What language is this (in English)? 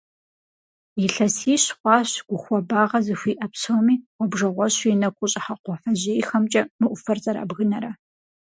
Kabardian